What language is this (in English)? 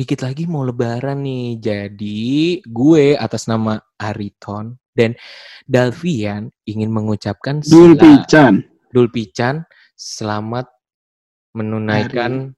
Indonesian